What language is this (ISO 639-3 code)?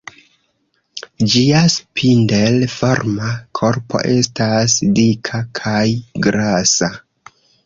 epo